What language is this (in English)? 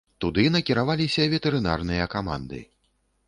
Belarusian